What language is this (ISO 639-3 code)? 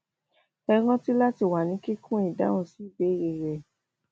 yor